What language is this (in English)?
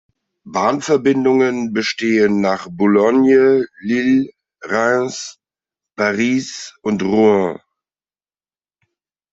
German